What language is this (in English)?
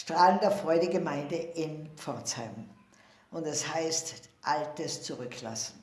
German